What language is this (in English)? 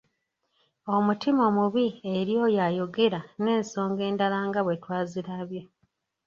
Ganda